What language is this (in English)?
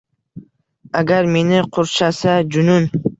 Uzbek